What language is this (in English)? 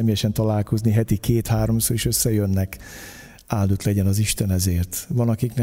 Hungarian